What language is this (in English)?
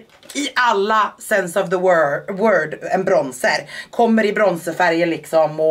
Swedish